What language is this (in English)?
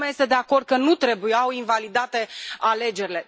Romanian